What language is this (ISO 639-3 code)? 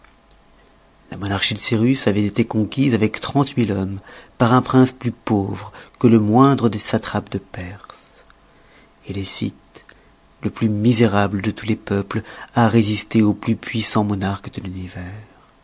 fra